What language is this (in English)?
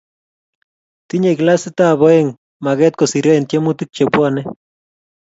Kalenjin